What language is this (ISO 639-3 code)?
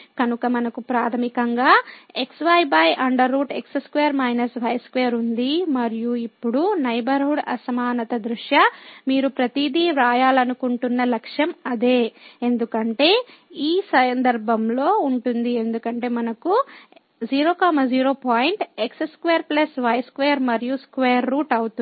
tel